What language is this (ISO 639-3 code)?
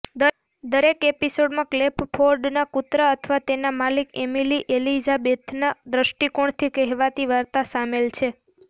guj